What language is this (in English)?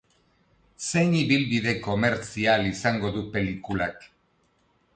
Basque